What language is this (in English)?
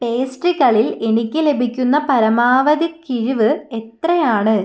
Malayalam